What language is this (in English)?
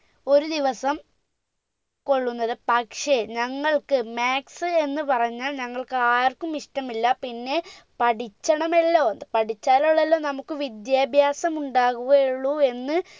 Malayalam